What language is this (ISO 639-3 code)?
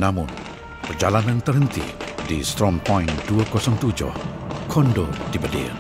msa